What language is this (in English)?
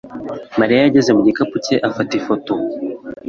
Kinyarwanda